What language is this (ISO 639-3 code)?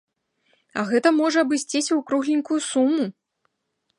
bel